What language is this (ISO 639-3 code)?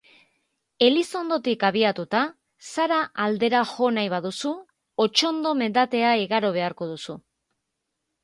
eus